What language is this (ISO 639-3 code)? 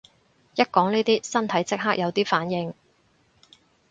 yue